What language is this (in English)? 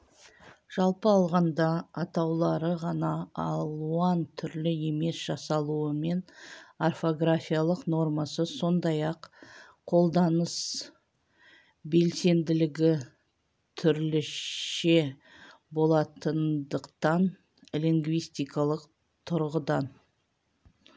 Kazakh